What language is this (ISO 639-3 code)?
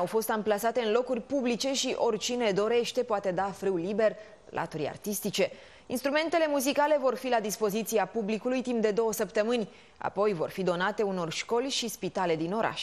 ron